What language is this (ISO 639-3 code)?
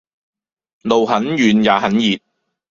yue